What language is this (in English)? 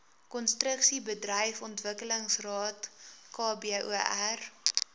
Afrikaans